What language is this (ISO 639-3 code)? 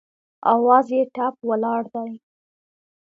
pus